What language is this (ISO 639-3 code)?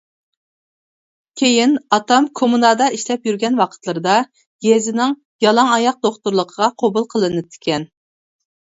uig